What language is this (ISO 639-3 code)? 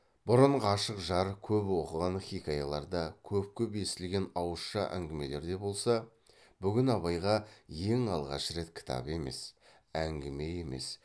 kaz